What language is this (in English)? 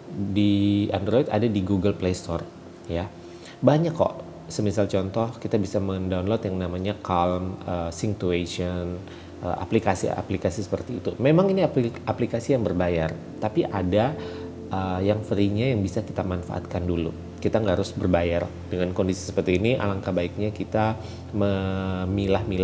Indonesian